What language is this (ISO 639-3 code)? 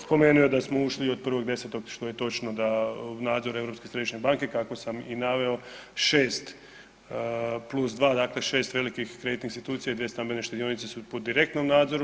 hrv